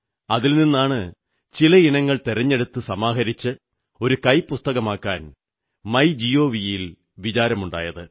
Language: Malayalam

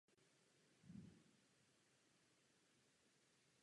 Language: Czech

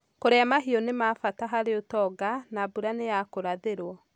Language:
Kikuyu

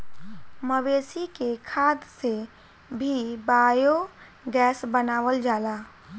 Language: Bhojpuri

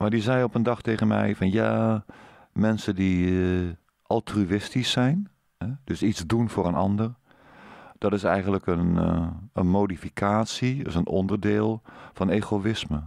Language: Dutch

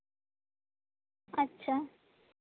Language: Santali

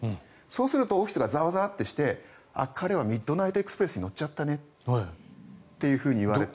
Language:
Japanese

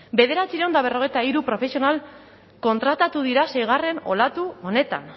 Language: Basque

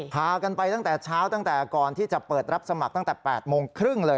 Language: Thai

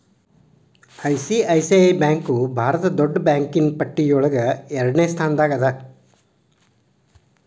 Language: Kannada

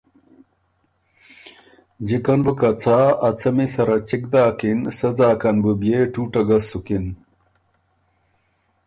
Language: Ormuri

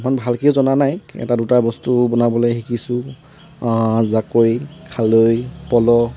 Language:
Assamese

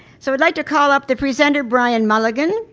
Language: English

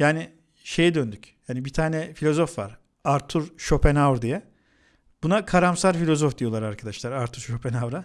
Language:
Turkish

